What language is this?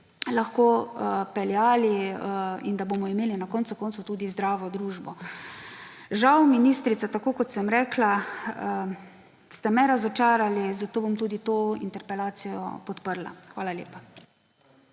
Slovenian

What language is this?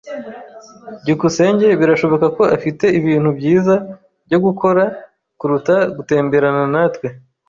Kinyarwanda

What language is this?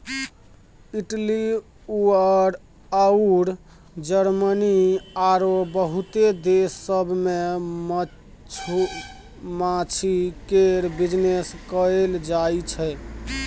Maithili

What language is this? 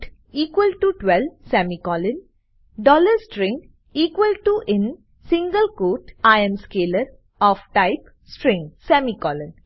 Gujarati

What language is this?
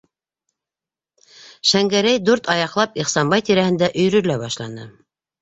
Bashkir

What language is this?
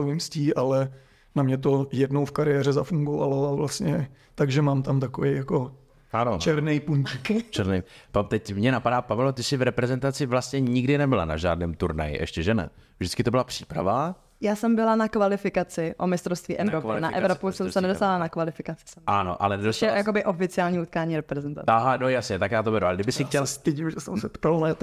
Czech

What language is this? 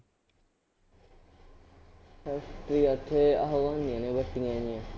Punjabi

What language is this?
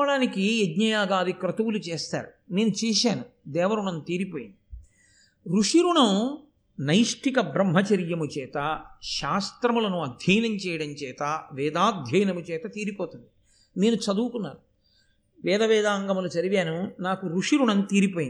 Telugu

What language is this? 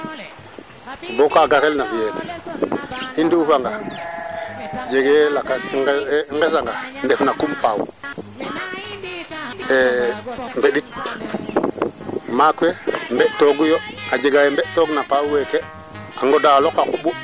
Serer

